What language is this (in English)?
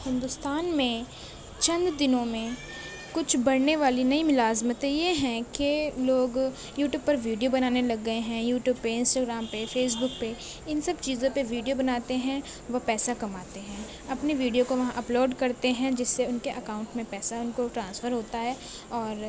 Urdu